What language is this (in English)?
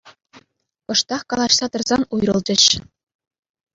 Chuvash